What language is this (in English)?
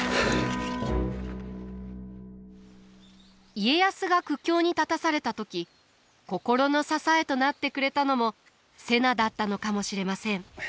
Japanese